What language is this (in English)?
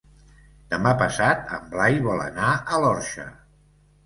Catalan